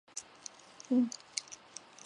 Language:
Chinese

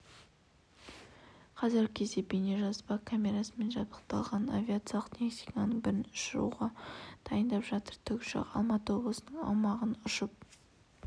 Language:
Kazakh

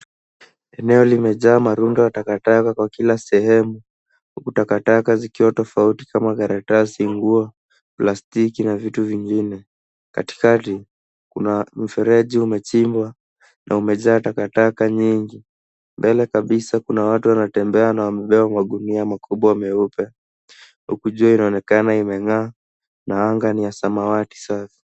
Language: Swahili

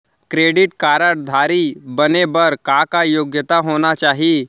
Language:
Chhattisgarhi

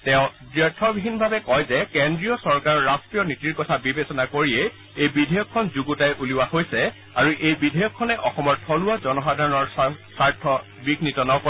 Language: Assamese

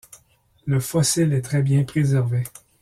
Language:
French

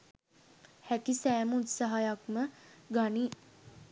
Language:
Sinhala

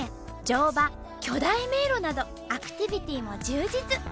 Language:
Japanese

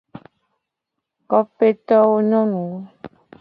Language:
Gen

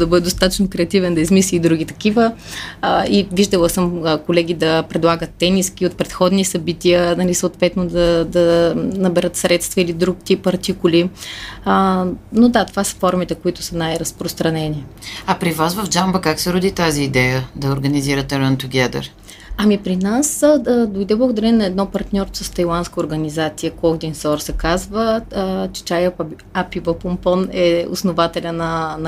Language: Bulgarian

